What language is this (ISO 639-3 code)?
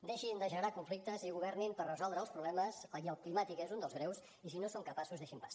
cat